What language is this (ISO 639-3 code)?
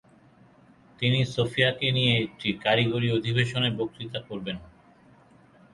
ben